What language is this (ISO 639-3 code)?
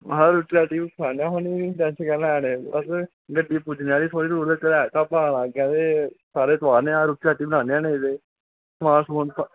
doi